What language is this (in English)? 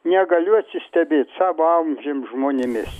Lithuanian